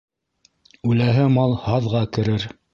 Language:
Bashkir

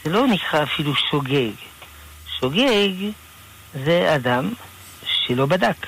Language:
Hebrew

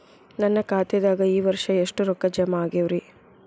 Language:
Kannada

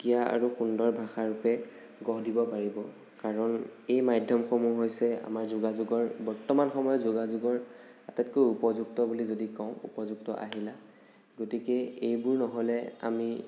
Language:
Assamese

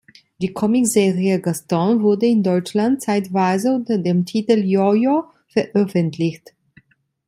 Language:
German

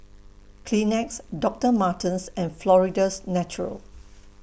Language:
English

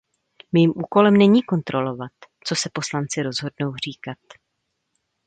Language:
Czech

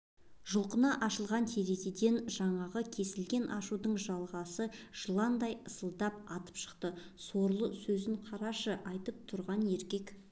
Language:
Kazakh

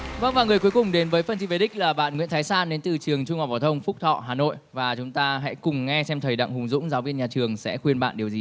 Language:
Vietnamese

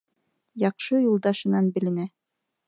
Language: Bashkir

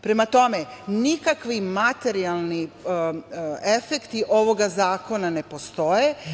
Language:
Serbian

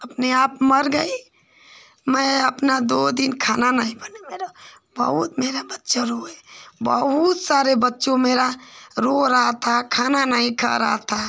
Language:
Hindi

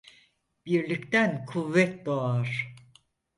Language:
Turkish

